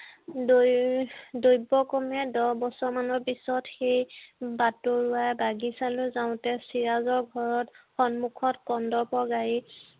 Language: Assamese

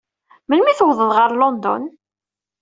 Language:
Kabyle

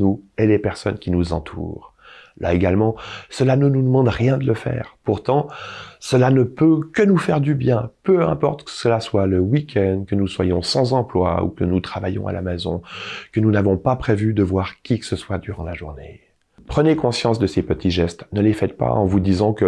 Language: French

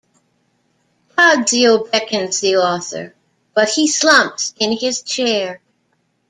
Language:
English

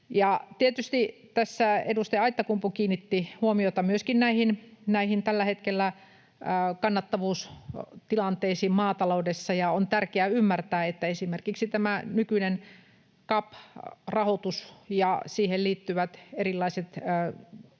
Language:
Finnish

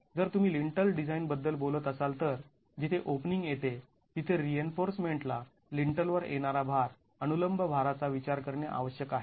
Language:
Marathi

